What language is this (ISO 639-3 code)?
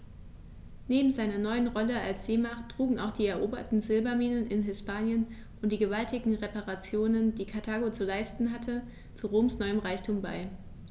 deu